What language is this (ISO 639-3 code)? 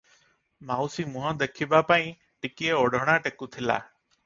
ori